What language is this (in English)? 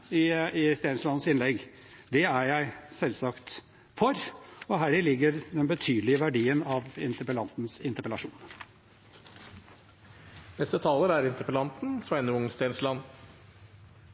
Norwegian Bokmål